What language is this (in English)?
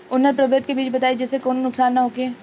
Bhojpuri